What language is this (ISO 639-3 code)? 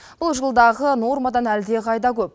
kaz